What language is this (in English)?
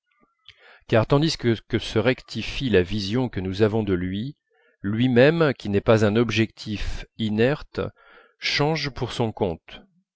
French